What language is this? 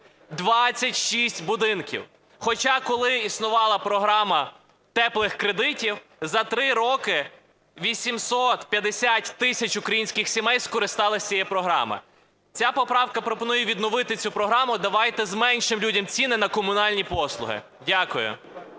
Ukrainian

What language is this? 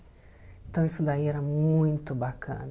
Portuguese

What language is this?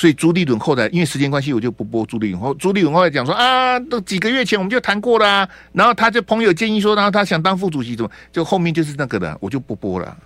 Chinese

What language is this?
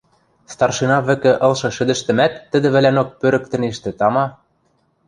Western Mari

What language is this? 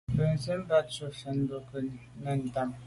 Medumba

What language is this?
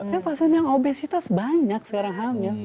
Indonesian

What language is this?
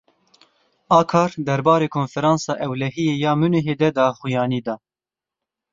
Kurdish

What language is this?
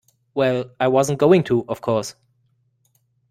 English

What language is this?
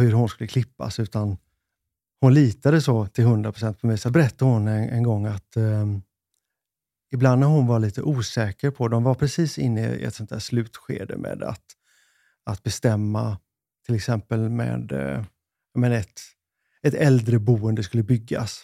Swedish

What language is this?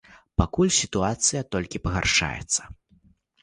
Belarusian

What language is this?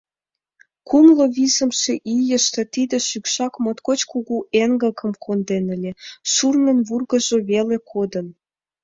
Mari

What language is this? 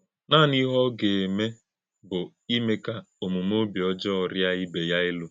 Igbo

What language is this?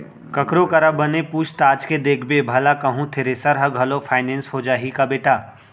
Chhattisgarhi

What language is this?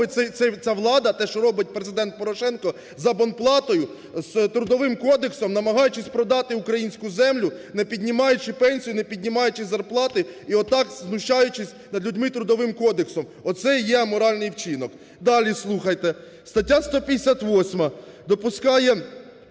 Ukrainian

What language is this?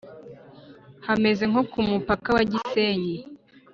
Kinyarwanda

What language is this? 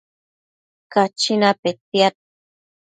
Matsés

